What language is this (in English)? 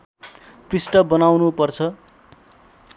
Nepali